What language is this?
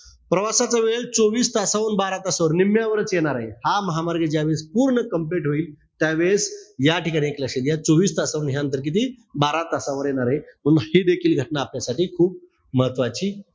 Marathi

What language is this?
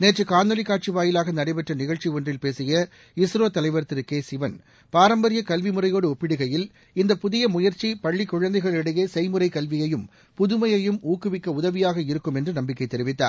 Tamil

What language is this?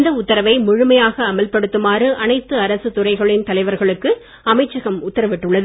Tamil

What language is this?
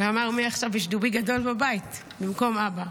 Hebrew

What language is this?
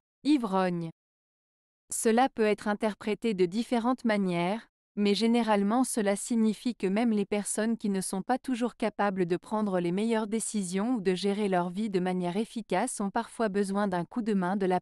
French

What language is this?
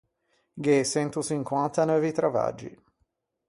Ligurian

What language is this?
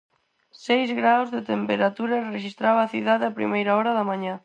Galician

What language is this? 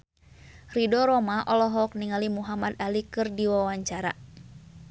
Sundanese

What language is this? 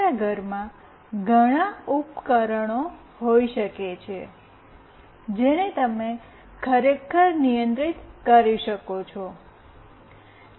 Gujarati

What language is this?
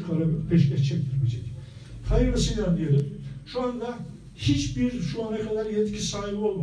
Turkish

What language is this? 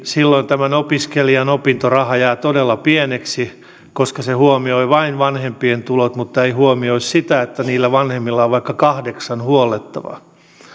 Finnish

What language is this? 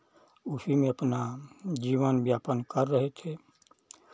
Hindi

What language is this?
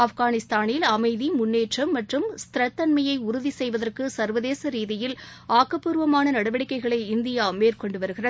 Tamil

